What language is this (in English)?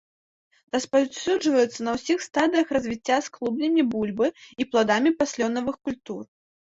Belarusian